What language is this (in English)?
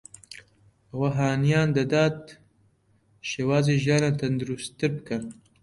Central Kurdish